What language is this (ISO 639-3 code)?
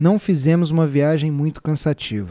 por